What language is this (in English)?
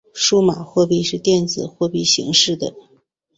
Chinese